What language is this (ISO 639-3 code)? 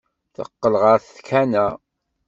kab